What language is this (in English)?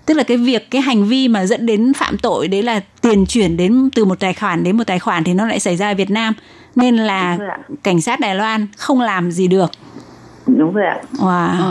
Vietnamese